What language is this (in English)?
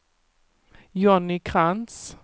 Swedish